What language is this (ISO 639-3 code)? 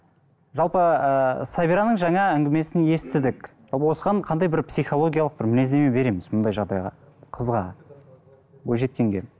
kaz